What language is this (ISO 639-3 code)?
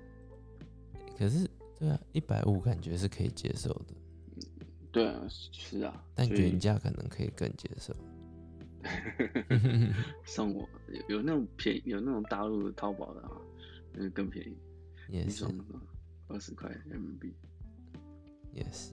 zho